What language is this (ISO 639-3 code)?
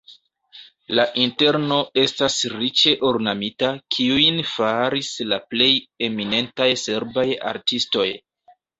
epo